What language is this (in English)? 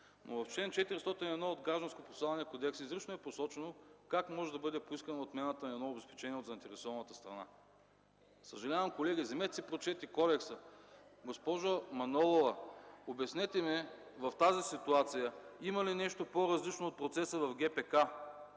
Bulgarian